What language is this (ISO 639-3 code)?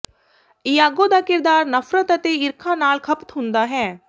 pan